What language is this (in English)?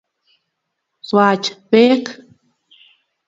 Kalenjin